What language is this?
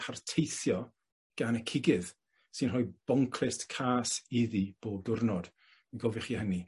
Welsh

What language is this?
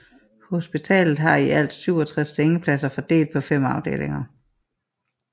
Danish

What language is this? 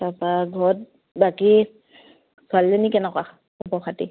Assamese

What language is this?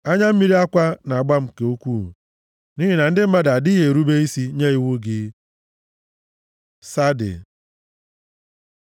Igbo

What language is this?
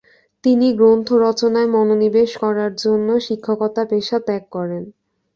Bangla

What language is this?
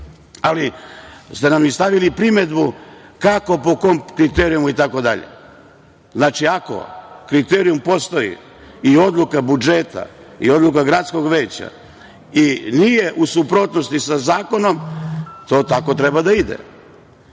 Serbian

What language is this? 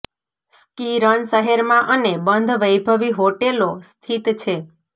Gujarati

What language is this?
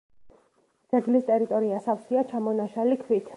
Georgian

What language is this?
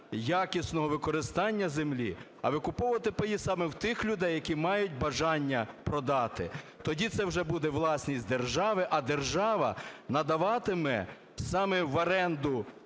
Ukrainian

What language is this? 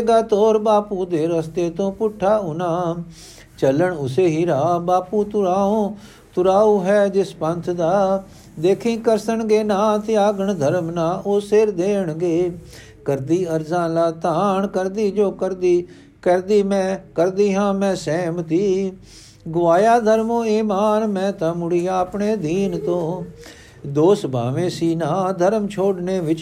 Punjabi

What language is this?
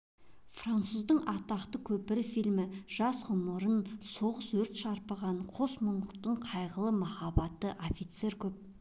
Kazakh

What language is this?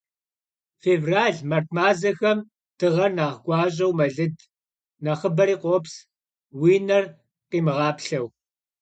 Kabardian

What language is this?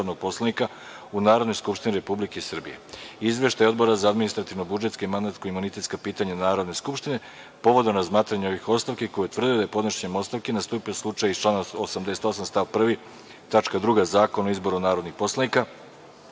Serbian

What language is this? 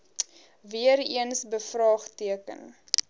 Afrikaans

